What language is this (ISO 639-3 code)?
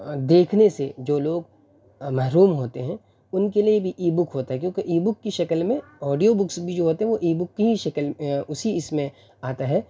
urd